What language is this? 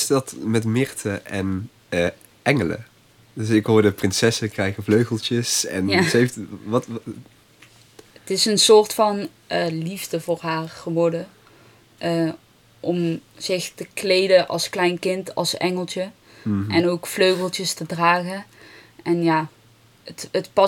Dutch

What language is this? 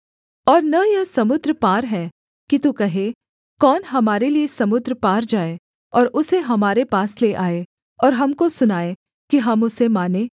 Hindi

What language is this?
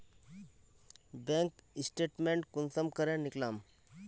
Magahi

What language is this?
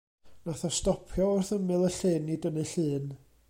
Welsh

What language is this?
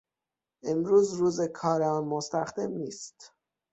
Persian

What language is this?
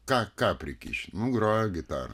Lithuanian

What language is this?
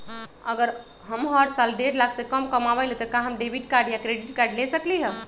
Magahi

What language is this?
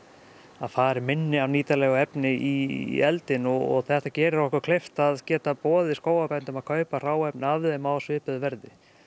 Icelandic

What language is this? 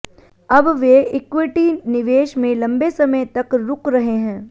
Hindi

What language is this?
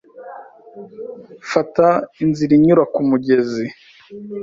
Kinyarwanda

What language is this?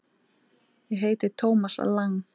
Icelandic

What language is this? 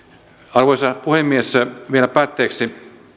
Finnish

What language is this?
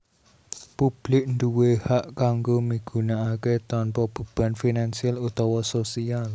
Javanese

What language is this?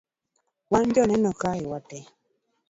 Luo (Kenya and Tanzania)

